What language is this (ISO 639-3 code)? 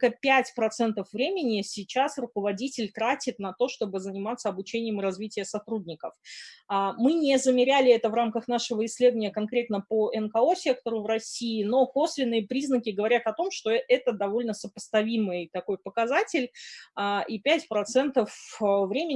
rus